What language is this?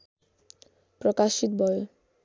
Nepali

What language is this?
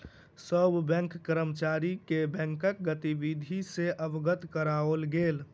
Maithili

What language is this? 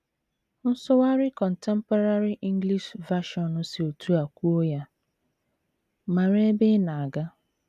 Igbo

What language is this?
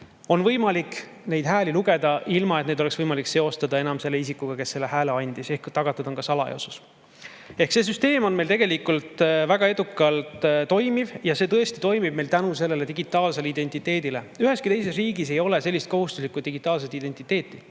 Estonian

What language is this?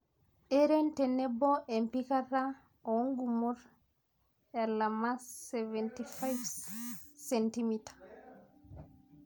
Masai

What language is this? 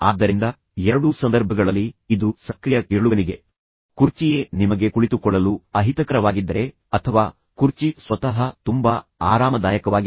Kannada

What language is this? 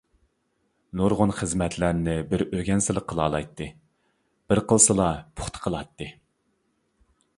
Uyghur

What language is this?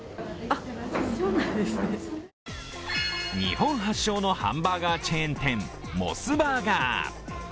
Japanese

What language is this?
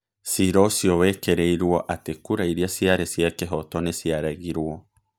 Kikuyu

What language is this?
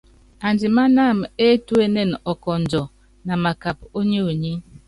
Yangben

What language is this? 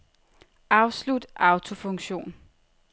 Danish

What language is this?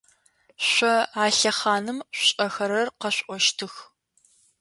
Adyghe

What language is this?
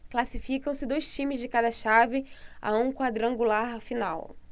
Portuguese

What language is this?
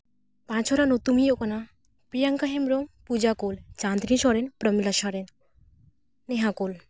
Santali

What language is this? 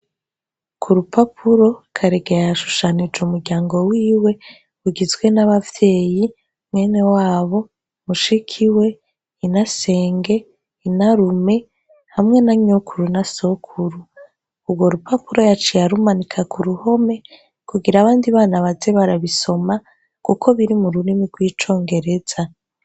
Rundi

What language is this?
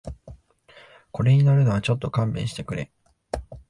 Japanese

